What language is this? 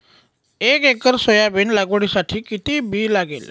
Marathi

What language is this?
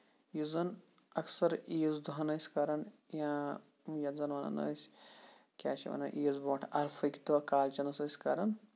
Kashmiri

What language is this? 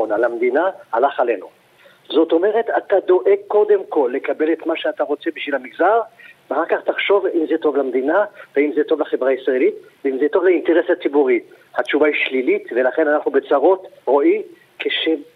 Hebrew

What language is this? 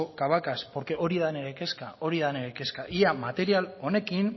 Basque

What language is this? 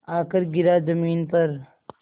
Hindi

